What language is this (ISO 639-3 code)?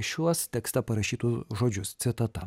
lit